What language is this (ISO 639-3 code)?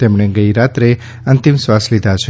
guj